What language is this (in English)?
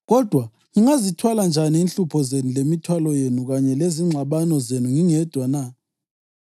North Ndebele